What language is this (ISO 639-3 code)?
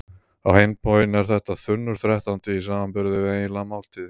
isl